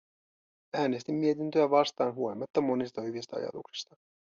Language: Finnish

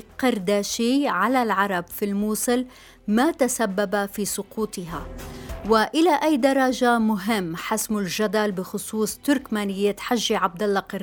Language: Arabic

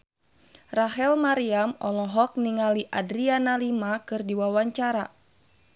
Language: Sundanese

